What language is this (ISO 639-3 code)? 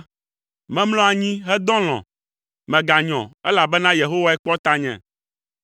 ewe